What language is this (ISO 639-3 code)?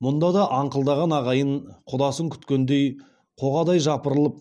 kaz